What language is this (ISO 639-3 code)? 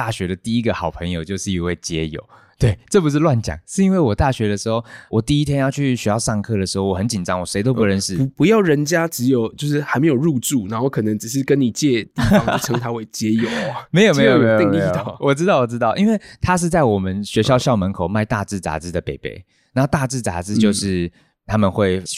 zho